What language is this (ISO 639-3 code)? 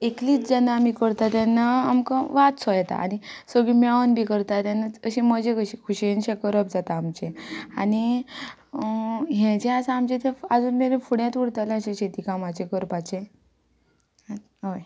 kok